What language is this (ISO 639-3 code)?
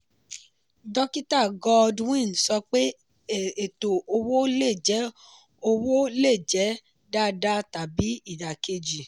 yor